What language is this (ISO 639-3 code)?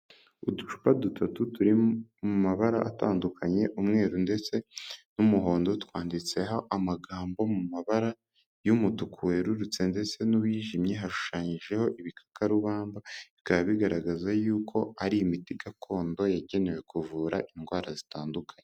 kin